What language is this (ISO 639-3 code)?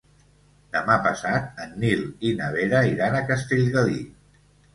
cat